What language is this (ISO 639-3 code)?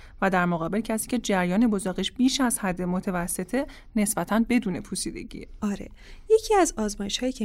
fas